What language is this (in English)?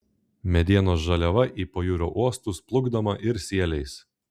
Lithuanian